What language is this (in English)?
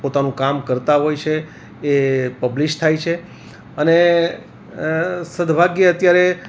Gujarati